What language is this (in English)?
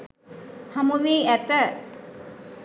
Sinhala